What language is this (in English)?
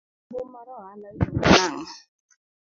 Luo (Kenya and Tanzania)